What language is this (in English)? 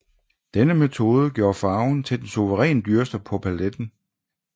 Danish